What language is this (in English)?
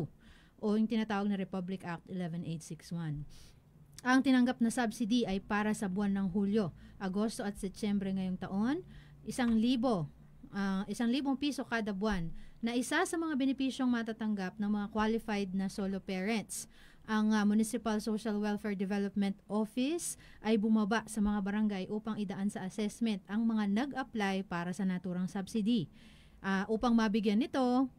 Filipino